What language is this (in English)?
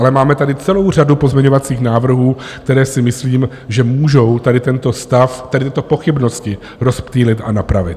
Czech